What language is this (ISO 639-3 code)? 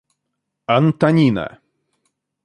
rus